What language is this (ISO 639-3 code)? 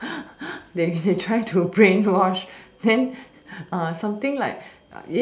eng